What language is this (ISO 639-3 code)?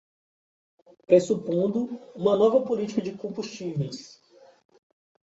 por